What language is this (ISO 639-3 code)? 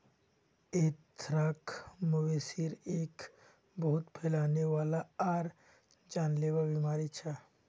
mag